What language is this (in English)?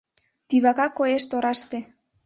Mari